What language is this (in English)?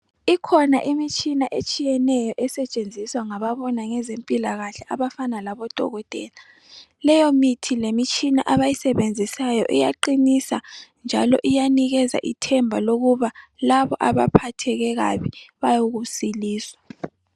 North Ndebele